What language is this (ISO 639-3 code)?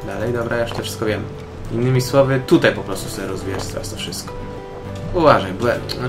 pol